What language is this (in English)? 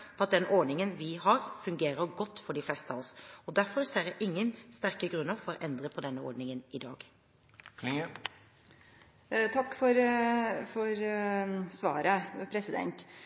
Norwegian